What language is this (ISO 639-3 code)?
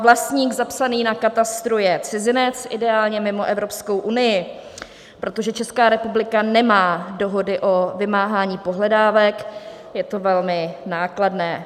ces